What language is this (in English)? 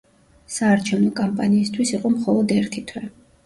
Georgian